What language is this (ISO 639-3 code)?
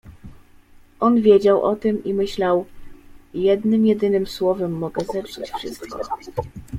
pol